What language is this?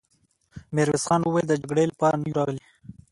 Pashto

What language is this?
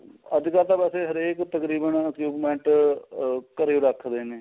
Punjabi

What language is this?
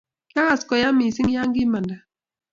Kalenjin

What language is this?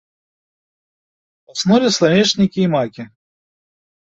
Belarusian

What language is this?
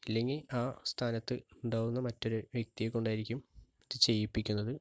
Malayalam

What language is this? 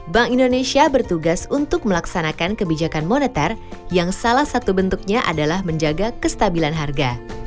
Indonesian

